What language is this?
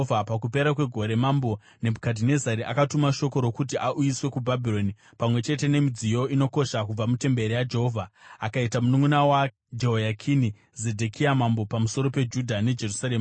Shona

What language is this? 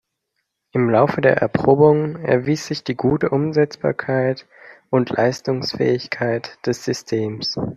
German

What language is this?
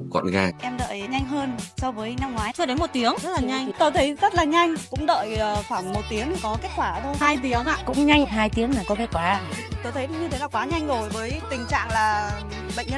Vietnamese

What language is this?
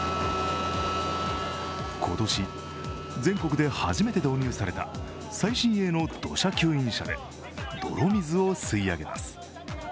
Japanese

